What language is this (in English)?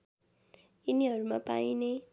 Nepali